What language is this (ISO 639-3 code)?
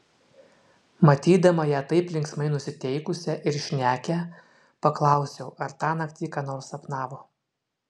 lit